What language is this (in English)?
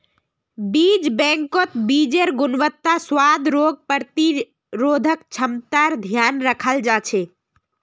Magahi